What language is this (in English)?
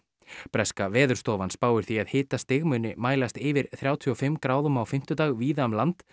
Icelandic